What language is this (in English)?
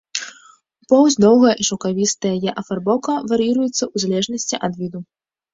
Belarusian